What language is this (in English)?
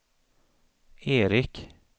Swedish